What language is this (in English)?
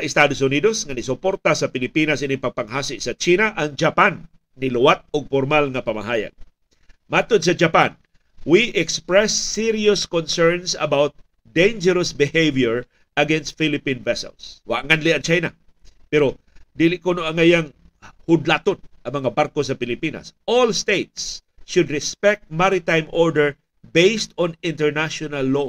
Filipino